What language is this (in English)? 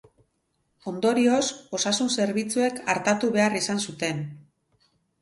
Basque